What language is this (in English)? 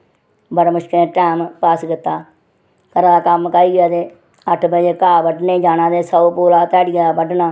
Dogri